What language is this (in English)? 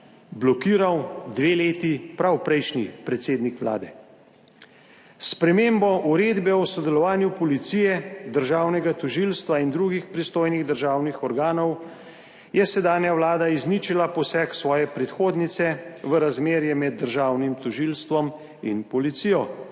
Slovenian